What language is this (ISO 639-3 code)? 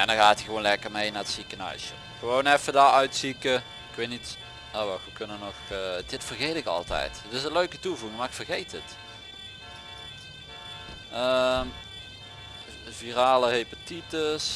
nld